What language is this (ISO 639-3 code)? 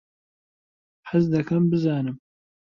ckb